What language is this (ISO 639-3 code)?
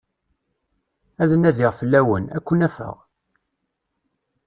kab